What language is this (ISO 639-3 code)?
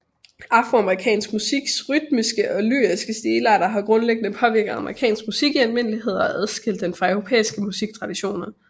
dan